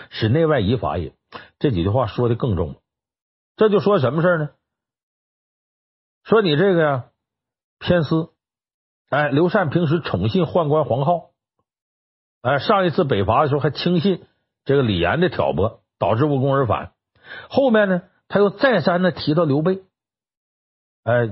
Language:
Chinese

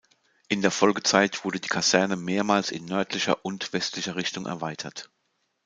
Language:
German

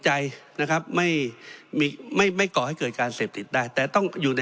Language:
Thai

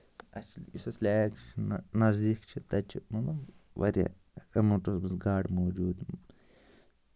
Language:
Kashmiri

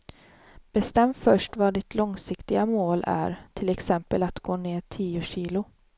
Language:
Swedish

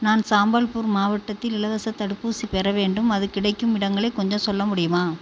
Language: Tamil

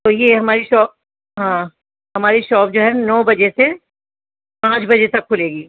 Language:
Urdu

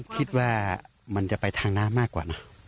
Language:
Thai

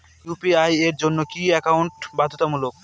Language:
Bangla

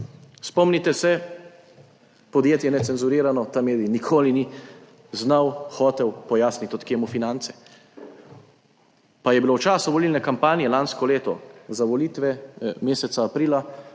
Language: Slovenian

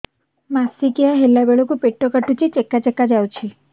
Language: Odia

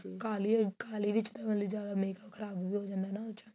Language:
Punjabi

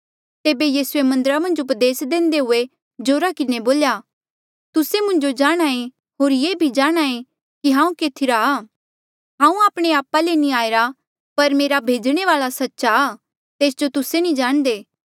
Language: Mandeali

